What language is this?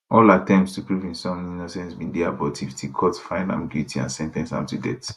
Nigerian Pidgin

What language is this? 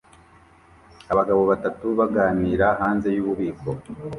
Kinyarwanda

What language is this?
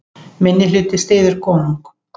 Icelandic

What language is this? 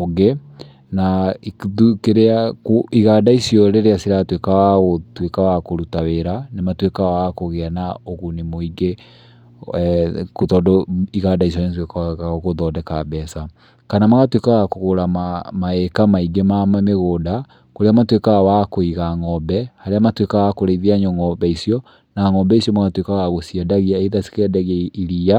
Kikuyu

